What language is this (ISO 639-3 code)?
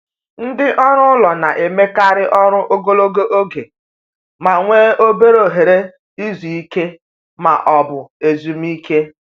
ibo